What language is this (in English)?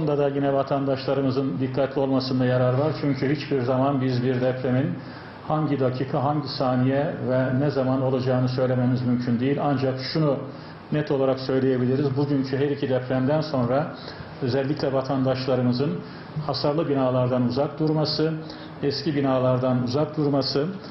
Turkish